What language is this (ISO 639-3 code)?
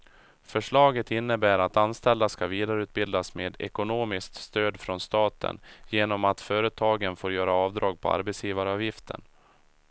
swe